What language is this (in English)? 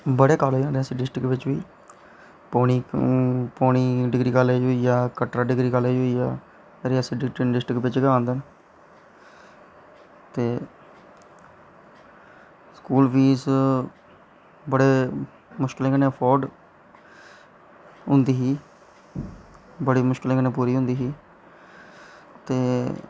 Dogri